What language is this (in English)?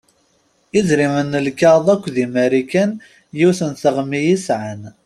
Kabyle